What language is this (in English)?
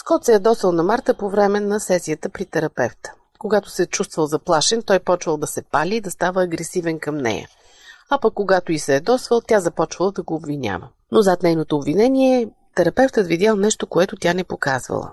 Bulgarian